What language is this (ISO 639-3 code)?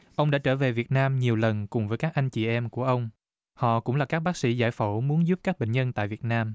vie